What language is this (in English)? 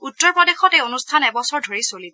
Assamese